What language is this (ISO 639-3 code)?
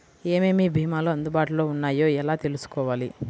tel